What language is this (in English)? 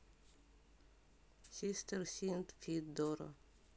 Russian